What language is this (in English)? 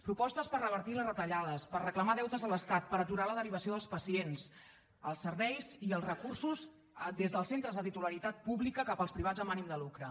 Catalan